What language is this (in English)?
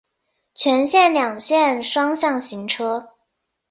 Chinese